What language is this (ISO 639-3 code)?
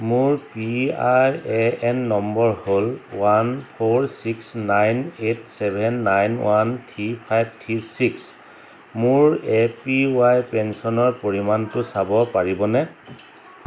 asm